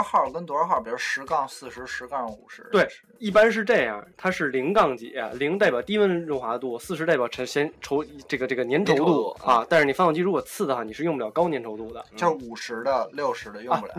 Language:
Chinese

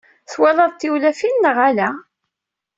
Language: Kabyle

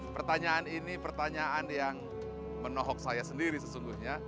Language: Indonesian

